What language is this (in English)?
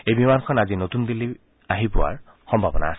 Assamese